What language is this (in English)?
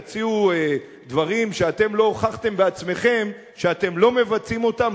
Hebrew